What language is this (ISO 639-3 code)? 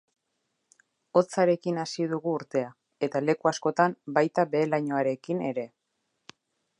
eus